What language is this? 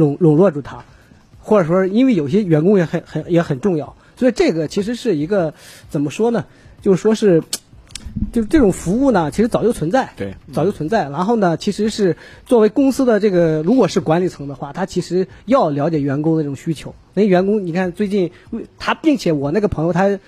Chinese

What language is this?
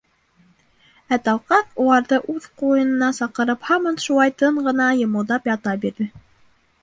Bashkir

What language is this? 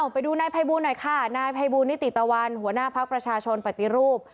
Thai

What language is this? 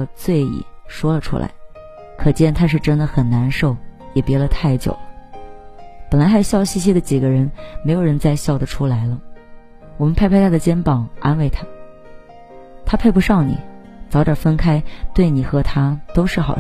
Chinese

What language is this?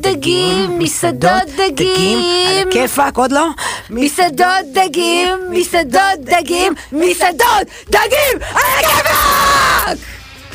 Hebrew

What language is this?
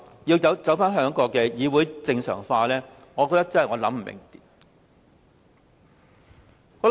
Cantonese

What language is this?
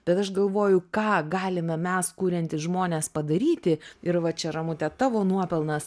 Lithuanian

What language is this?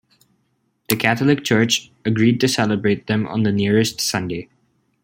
English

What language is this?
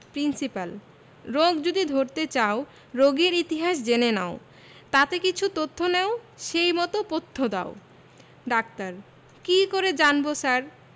Bangla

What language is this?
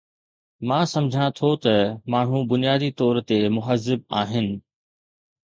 Sindhi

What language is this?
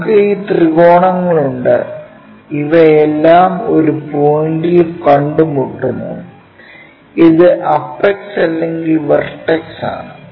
Malayalam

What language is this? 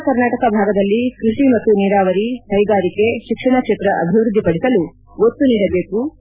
Kannada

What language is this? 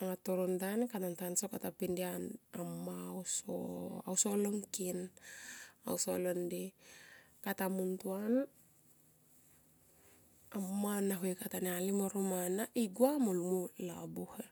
Tomoip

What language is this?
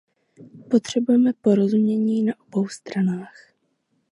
Czech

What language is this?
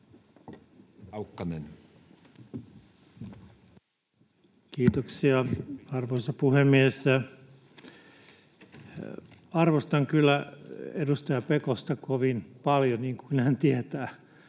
Finnish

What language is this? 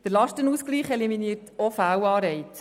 Swiss German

